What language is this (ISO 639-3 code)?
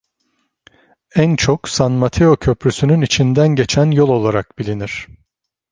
tur